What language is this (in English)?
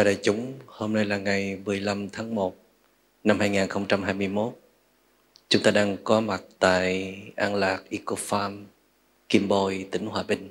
Vietnamese